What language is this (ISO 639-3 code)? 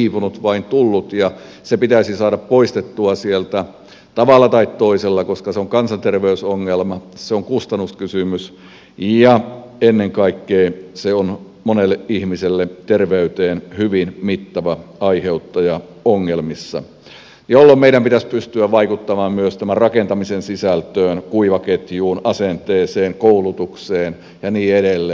fin